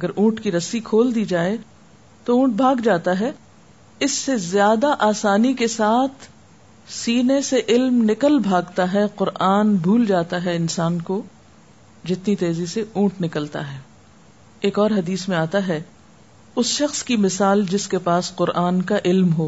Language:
Urdu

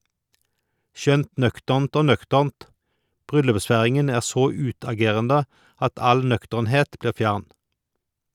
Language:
Norwegian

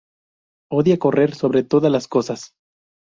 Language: Spanish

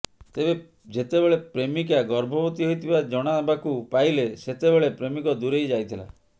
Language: Odia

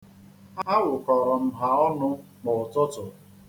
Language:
Igbo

